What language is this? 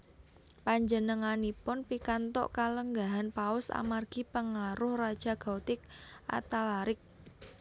Javanese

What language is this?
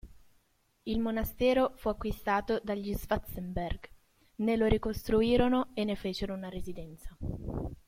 Italian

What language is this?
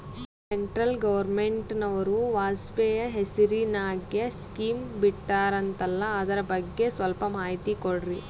Kannada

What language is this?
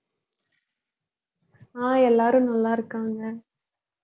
Tamil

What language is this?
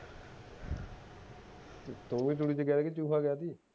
Punjabi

